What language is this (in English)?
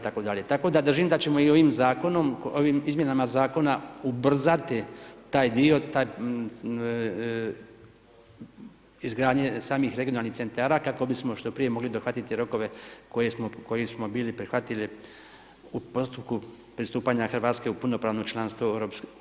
Croatian